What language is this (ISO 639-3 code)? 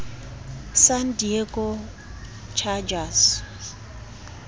sot